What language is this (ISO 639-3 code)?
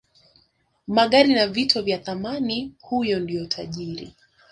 swa